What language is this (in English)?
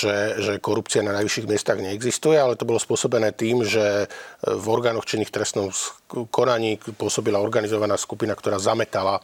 Slovak